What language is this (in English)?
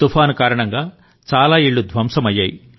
Telugu